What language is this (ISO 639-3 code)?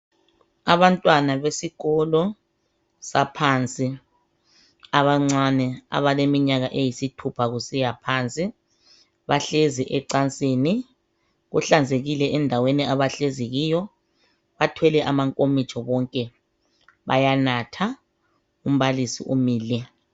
nde